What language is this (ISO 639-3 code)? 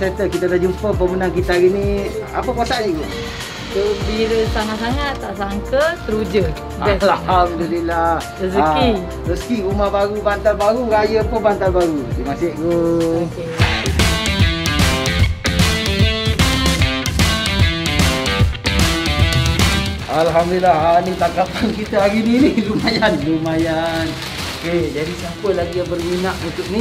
msa